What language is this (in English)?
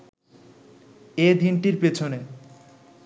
Bangla